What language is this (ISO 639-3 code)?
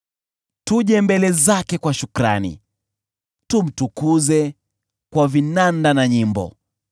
swa